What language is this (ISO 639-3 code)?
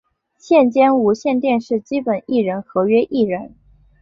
zho